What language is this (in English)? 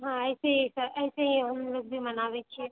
Maithili